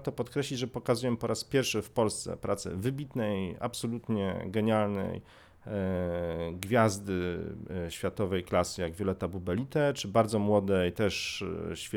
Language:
Polish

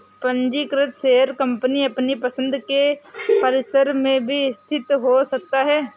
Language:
Hindi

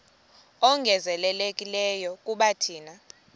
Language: Xhosa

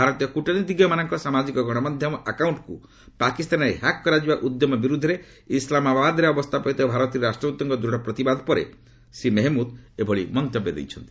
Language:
Odia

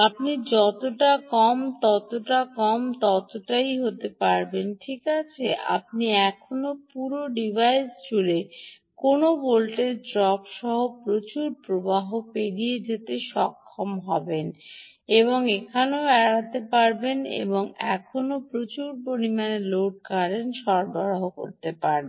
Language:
Bangla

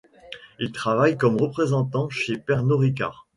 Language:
French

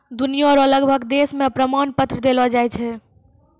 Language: Maithili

